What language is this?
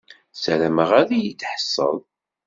Kabyle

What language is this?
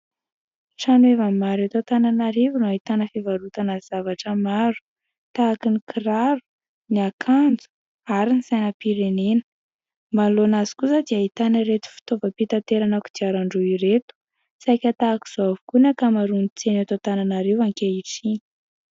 Malagasy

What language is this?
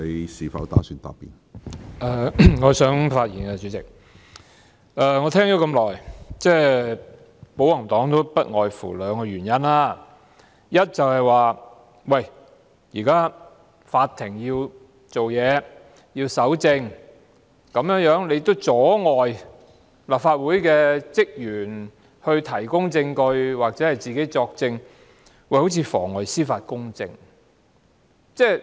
Cantonese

